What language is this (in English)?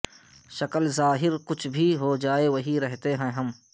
Urdu